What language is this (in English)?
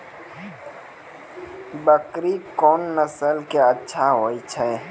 Maithili